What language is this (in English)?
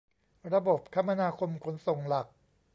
Thai